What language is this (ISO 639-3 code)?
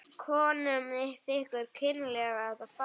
isl